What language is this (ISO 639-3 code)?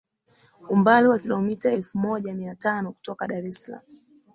swa